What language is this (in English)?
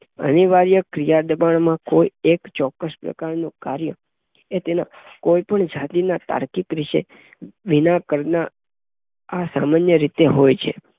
Gujarati